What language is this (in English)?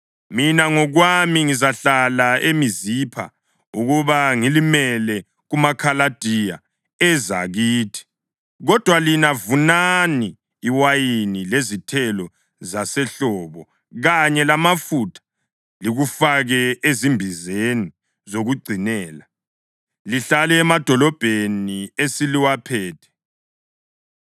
North Ndebele